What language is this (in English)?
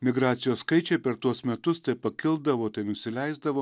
Lithuanian